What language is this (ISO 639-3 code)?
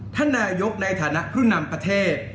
tha